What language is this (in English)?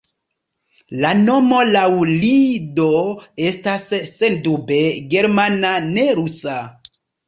Esperanto